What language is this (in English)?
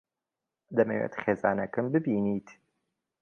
Central Kurdish